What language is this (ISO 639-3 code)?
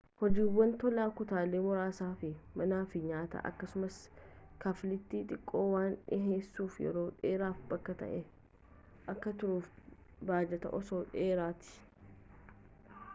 orm